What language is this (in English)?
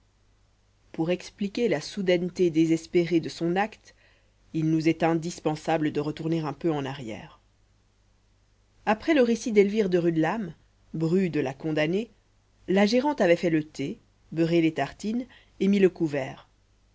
French